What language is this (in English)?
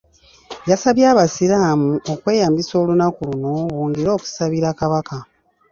Ganda